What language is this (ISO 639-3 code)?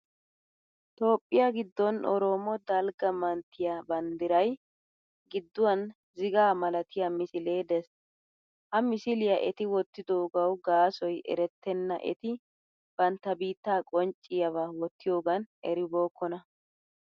wal